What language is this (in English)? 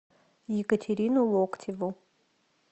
Russian